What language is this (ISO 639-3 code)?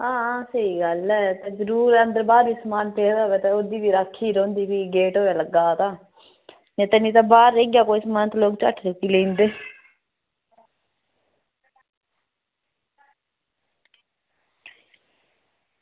doi